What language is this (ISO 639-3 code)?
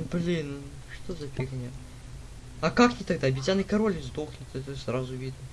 rus